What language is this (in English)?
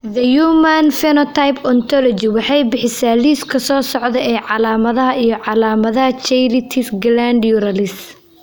Somali